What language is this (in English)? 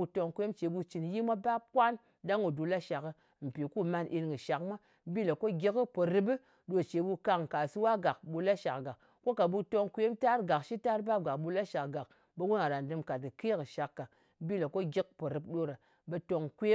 Ngas